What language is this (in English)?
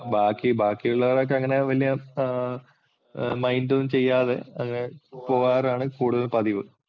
Malayalam